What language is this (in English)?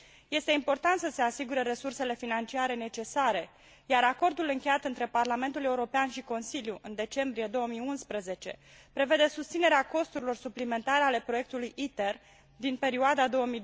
Romanian